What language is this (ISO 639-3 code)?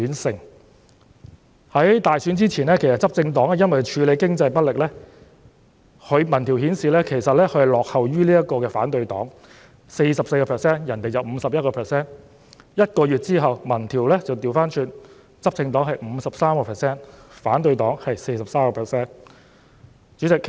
yue